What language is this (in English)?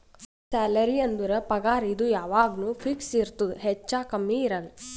Kannada